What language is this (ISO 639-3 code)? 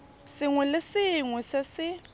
tsn